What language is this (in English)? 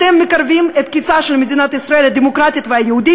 Hebrew